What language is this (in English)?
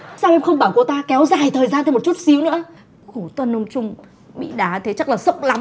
Vietnamese